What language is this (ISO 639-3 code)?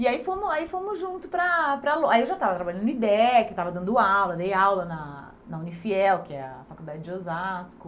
por